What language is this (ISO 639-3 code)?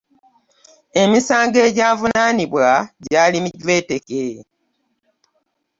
lug